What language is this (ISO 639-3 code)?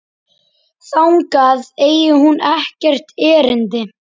isl